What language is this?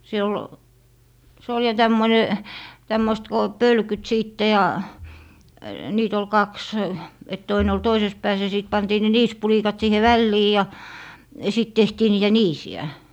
Finnish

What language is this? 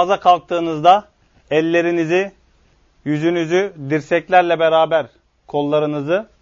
Turkish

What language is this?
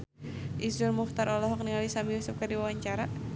Sundanese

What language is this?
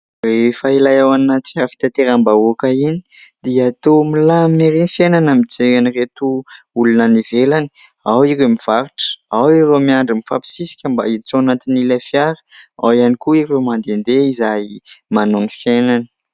Malagasy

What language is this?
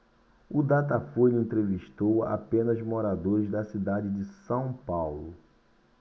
Portuguese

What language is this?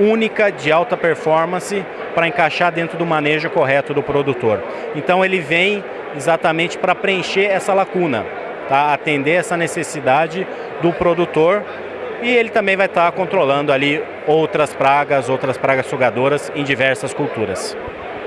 Portuguese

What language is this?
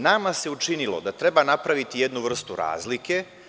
Serbian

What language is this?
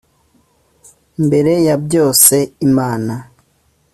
Kinyarwanda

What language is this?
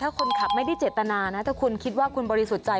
Thai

